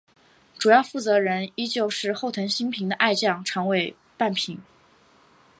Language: Chinese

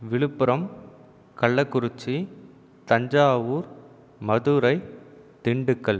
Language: Tamil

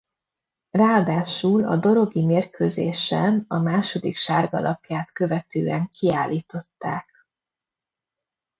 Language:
Hungarian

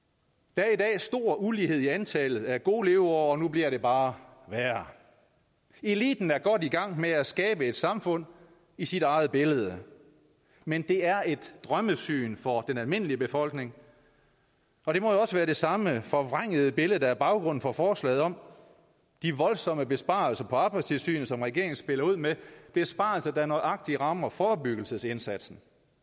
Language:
Danish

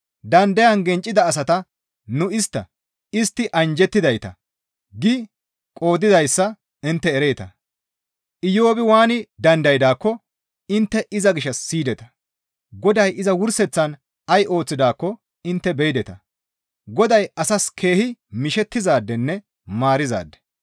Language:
Gamo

